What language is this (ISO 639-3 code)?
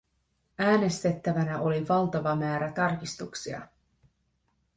fin